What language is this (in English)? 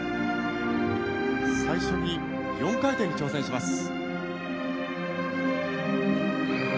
Japanese